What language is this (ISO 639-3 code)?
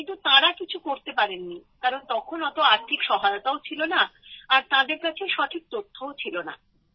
ben